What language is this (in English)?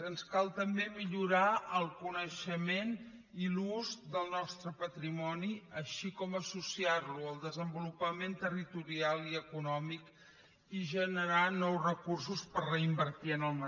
Catalan